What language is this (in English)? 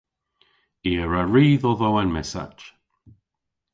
Cornish